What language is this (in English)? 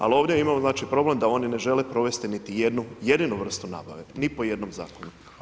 Croatian